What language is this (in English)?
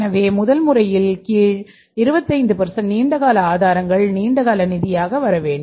Tamil